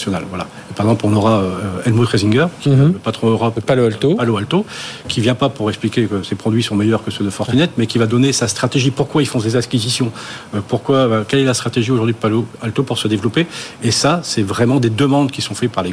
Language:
French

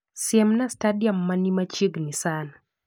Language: Luo (Kenya and Tanzania)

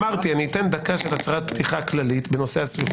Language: Hebrew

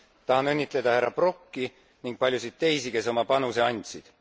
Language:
Estonian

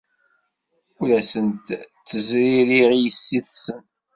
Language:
Kabyle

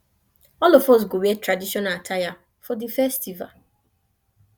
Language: Nigerian Pidgin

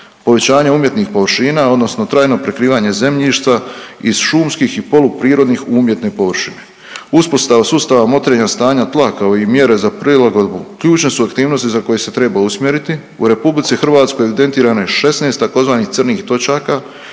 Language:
Croatian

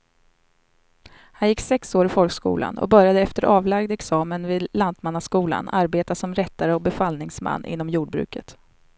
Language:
Swedish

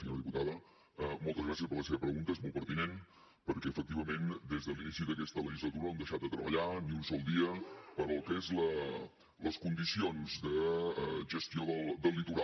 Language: Catalan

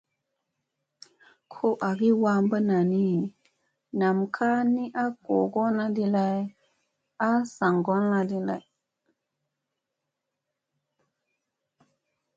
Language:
Musey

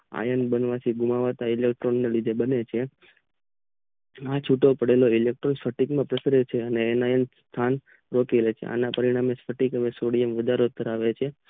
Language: Gujarati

